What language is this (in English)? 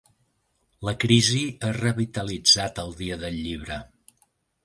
Catalan